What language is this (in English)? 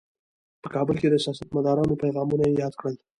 Pashto